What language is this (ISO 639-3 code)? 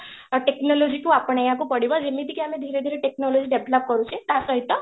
ori